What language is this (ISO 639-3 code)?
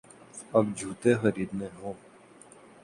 urd